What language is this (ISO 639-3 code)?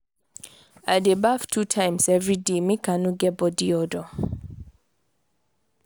pcm